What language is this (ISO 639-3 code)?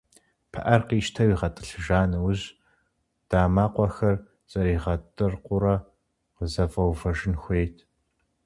kbd